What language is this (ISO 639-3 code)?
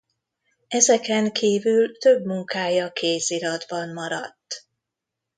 hun